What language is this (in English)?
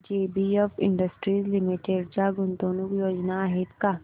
Marathi